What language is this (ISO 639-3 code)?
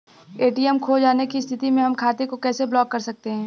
bho